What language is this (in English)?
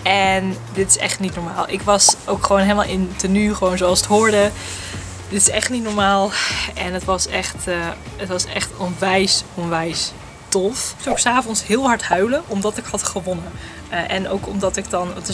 Dutch